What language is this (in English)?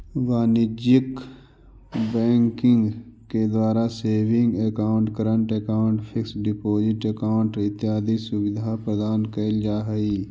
Magahi